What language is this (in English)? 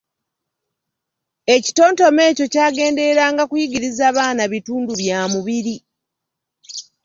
Ganda